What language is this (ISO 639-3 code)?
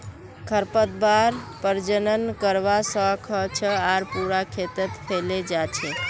mag